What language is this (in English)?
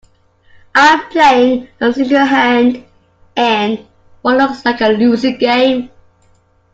English